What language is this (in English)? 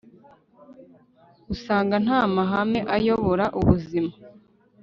Kinyarwanda